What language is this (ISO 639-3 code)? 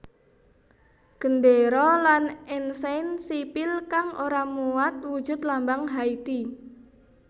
jav